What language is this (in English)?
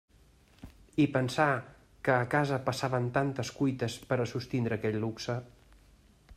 Catalan